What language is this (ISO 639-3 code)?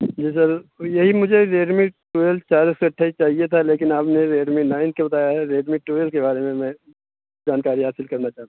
urd